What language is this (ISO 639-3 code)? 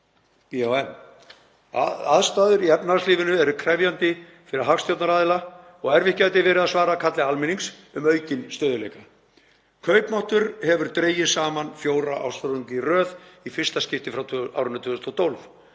isl